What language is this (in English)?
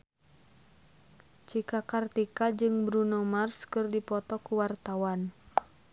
Sundanese